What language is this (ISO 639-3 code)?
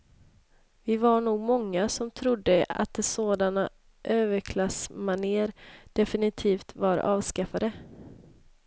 swe